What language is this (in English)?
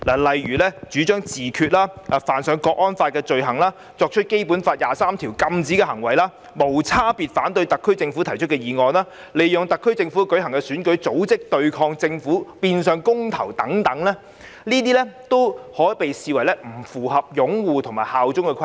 Cantonese